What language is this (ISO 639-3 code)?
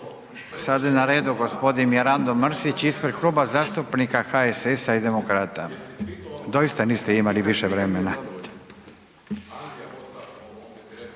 hrv